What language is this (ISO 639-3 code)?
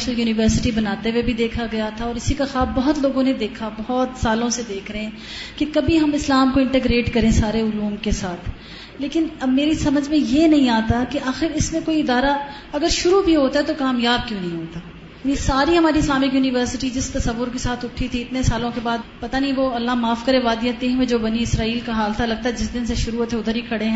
urd